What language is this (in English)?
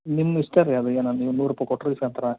Kannada